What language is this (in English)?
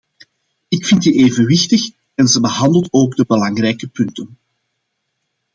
Dutch